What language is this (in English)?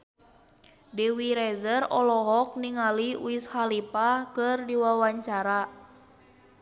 Sundanese